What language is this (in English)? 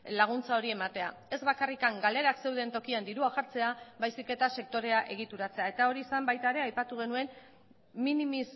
Basque